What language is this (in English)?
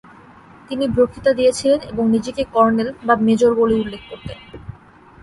Bangla